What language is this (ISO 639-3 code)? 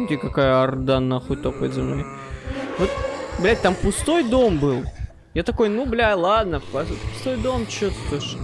rus